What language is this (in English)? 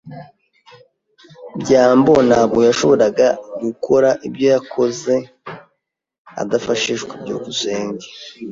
Kinyarwanda